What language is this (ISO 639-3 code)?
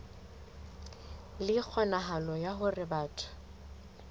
sot